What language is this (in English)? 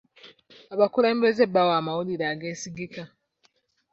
Ganda